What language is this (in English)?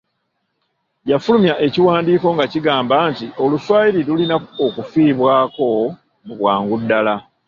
Ganda